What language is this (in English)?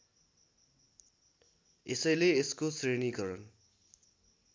Nepali